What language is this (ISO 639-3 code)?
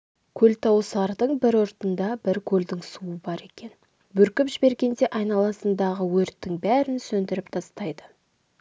kaz